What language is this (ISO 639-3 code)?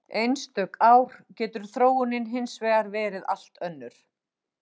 isl